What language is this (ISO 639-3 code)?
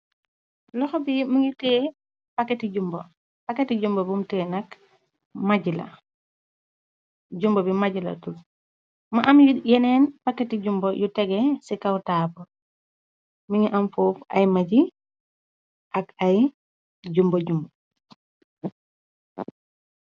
wol